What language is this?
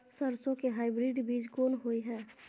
Maithili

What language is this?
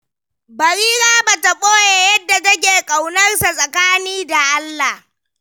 Hausa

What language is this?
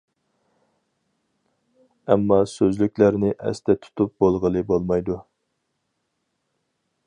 Uyghur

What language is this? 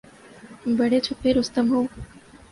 Urdu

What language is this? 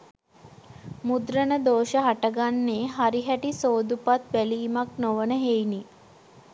Sinhala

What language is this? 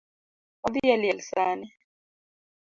Luo (Kenya and Tanzania)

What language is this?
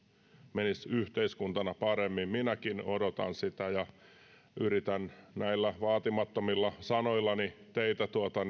Finnish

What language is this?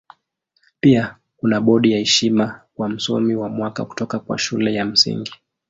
Swahili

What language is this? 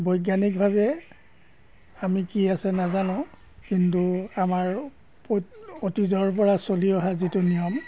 Assamese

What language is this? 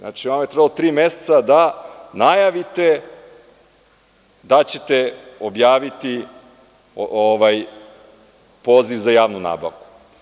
Serbian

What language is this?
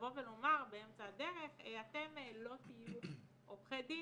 Hebrew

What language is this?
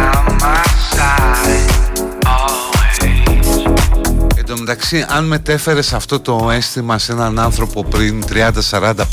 Greek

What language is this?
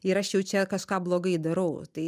Lithuanian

